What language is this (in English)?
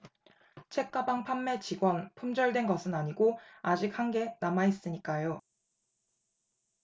Korean